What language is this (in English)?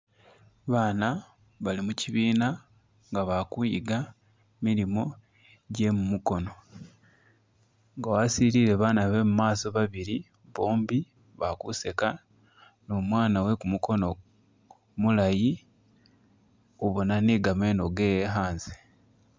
Masaaba